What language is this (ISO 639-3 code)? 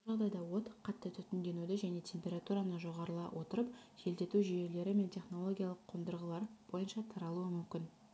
kaz